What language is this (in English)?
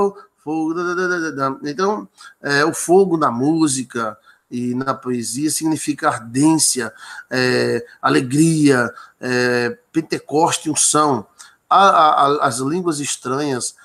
Portuguese